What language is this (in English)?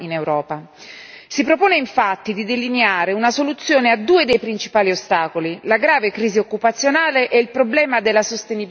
Italian